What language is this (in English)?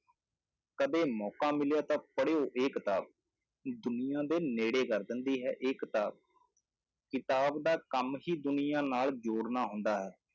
Punjabi